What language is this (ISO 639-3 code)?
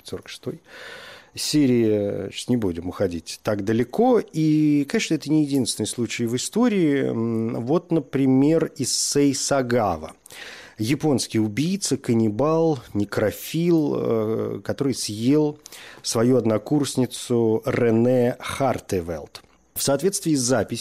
rus